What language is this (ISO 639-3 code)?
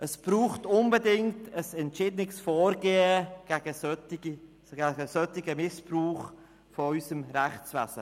gsw